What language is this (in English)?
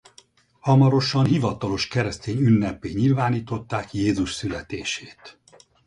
Hungarian